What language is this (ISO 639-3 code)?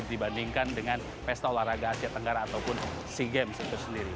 ind